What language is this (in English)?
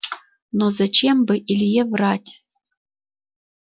Russian